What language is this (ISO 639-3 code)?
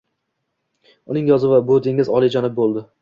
uzb